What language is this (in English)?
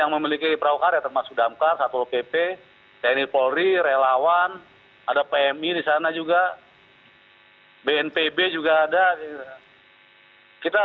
Indonesian